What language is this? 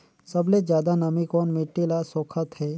Chhattisgarhi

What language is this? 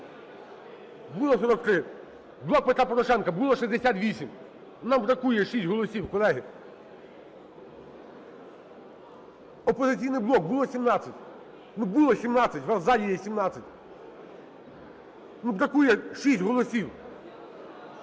Ukrainian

